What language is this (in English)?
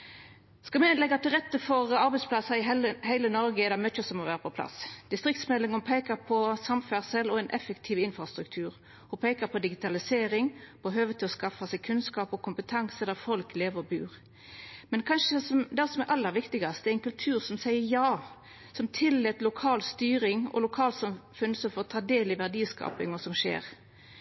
Norwegian Nynorsk